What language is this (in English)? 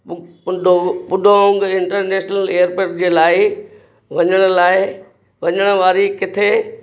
Sindhi